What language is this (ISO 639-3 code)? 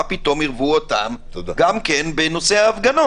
heb